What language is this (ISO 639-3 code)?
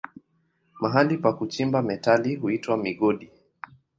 swa